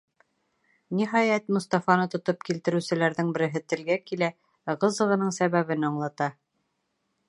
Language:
Bashkir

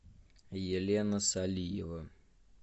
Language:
Russian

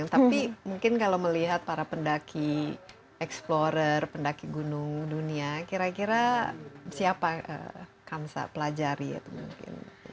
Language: Indonesian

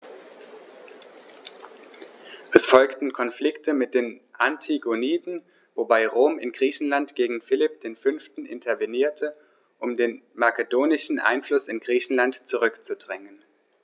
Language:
German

